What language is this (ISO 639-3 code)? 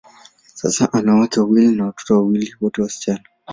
swa